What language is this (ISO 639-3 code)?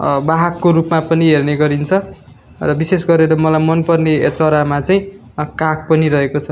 nep